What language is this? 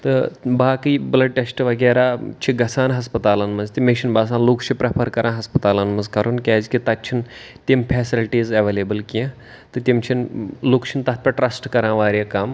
Kashmiri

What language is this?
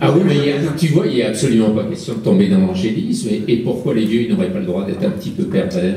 French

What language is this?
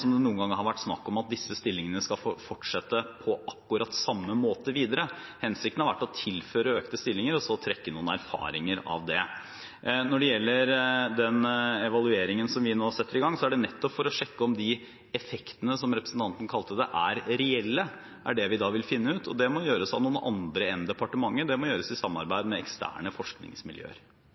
Norwegian Bokmål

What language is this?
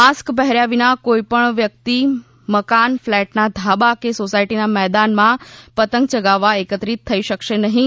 Gujarati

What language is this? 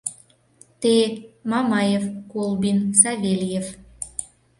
Mari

